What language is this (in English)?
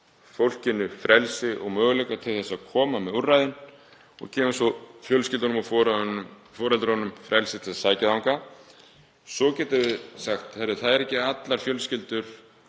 Icelandic